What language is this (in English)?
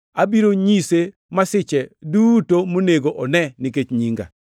Luo (Kenya and Tanzania)